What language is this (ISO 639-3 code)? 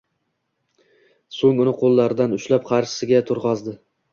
uzb